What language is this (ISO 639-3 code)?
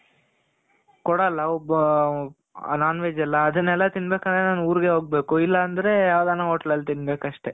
kan